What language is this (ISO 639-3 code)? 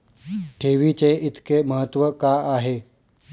mar